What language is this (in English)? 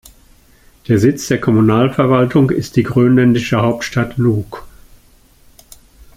German